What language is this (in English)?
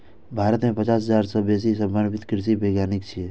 Maithili